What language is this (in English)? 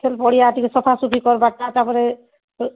Odia